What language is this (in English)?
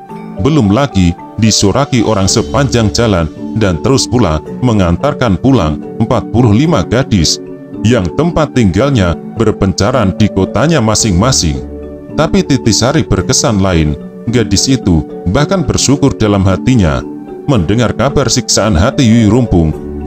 Indonesian